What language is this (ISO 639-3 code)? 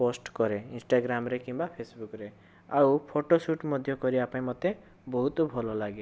ori